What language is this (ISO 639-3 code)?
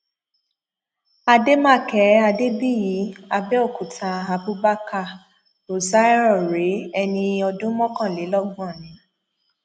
yor